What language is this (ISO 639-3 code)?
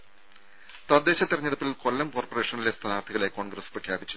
mal